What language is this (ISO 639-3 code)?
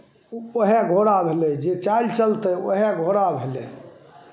mai